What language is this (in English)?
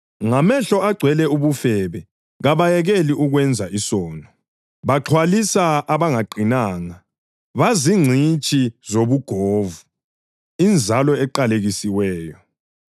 North Ndebele